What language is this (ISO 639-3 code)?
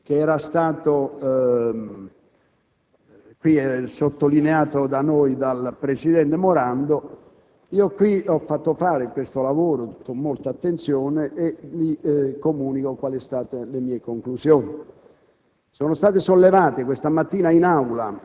ita